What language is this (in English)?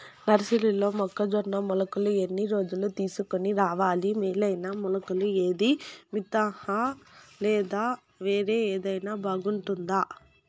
Telugu